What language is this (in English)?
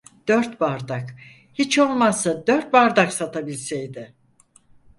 Turkish